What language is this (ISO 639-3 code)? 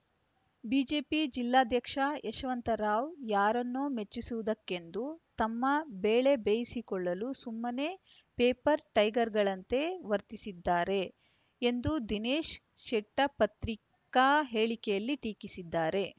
kan